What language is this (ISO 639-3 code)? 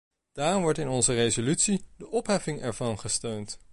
nld